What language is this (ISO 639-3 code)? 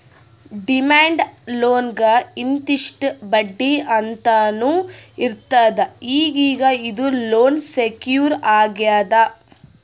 kan